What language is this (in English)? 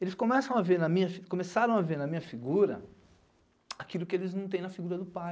Portuguese